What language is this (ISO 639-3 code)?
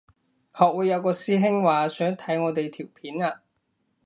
yue